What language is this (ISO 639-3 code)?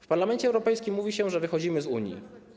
pol